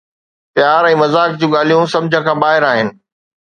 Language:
Sindhi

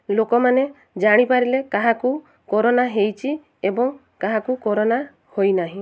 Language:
Odia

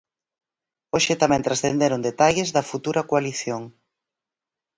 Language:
Galician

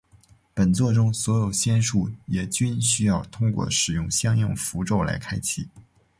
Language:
Chinese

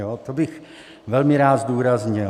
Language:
Czech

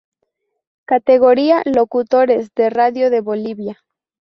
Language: Spanish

